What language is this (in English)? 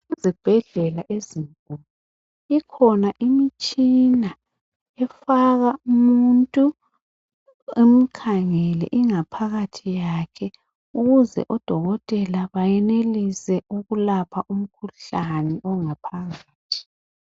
North Ndebele